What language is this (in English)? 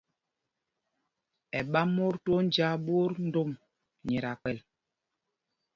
Mpumpong